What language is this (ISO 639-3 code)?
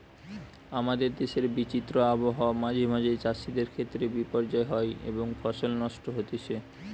ben